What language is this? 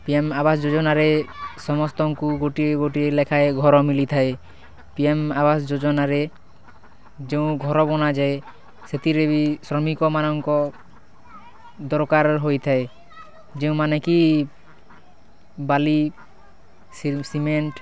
Odia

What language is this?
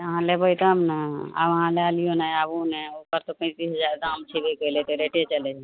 Maithili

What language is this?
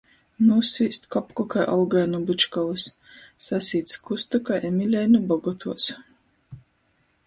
Latgalian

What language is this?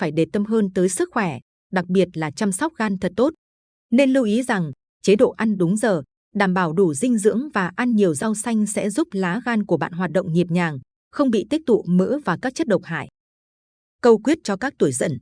Vietnamese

